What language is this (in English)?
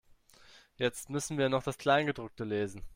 German